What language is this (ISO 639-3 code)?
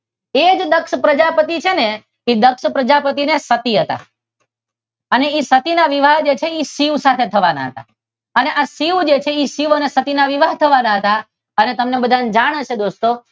guj